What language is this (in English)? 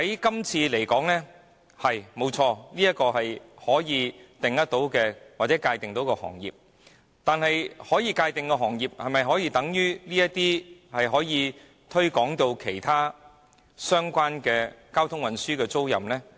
Cantonese